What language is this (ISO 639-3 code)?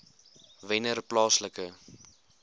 afr